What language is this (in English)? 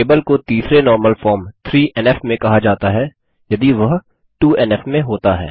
Hindi